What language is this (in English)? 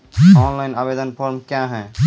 Maithili